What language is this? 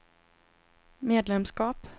Swedish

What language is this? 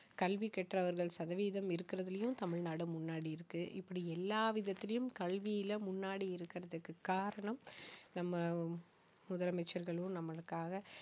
Tamil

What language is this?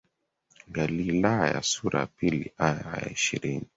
Swahili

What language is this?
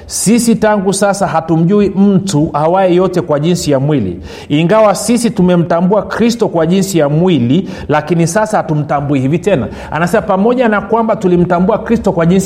Swahili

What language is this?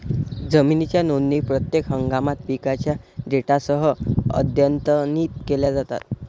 Marathi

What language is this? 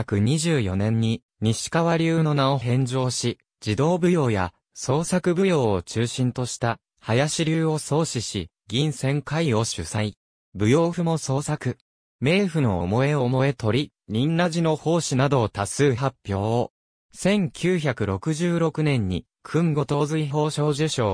Japanese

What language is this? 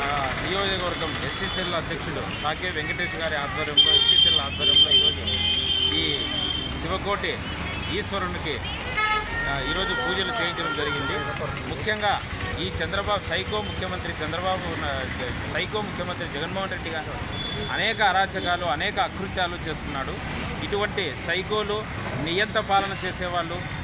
Romanian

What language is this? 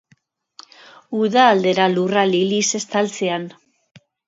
Basque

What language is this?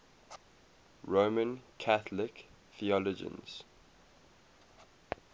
English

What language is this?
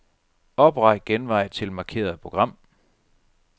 Danish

